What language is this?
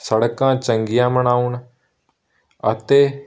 Punjabi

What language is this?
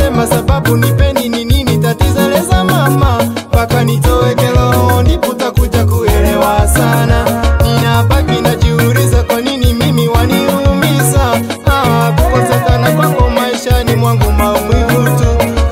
Bulgarian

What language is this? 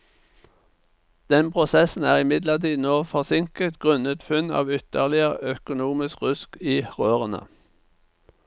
Norwegian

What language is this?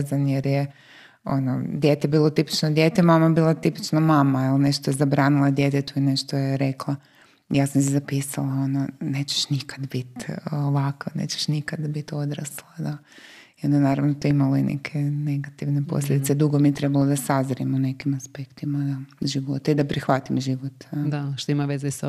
Croatian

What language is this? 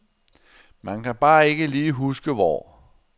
Danish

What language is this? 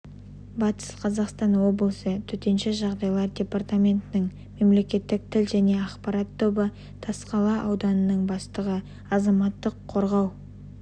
Kazakh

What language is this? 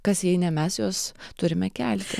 Lithuanian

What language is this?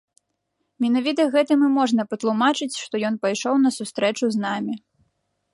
Belarusian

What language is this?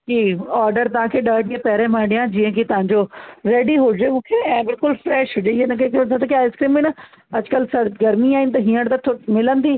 Sindhi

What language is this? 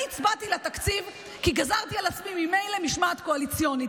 Hebrew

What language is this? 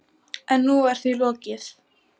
Icelandic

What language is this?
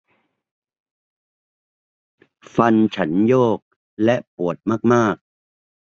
Thai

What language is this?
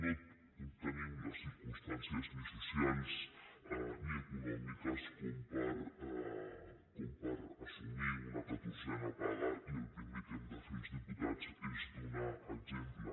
Catalan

